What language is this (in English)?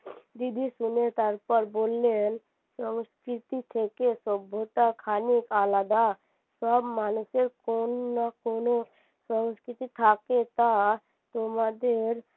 Bangla